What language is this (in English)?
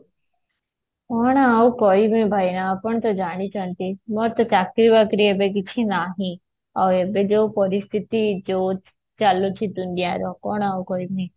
Odia